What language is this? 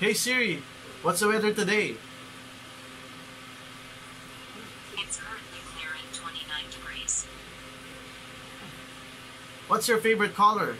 English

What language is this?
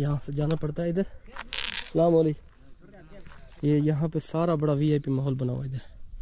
Hindi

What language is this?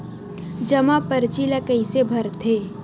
Chhattisgarhi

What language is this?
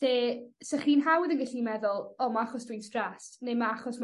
Welsh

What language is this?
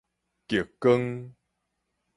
Min Nan Chinese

